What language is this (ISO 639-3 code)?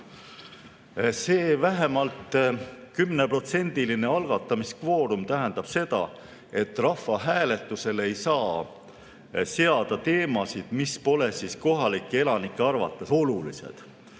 est